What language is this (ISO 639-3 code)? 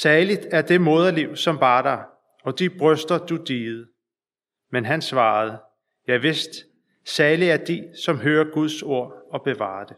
dan